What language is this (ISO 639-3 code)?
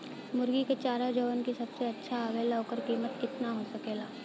bho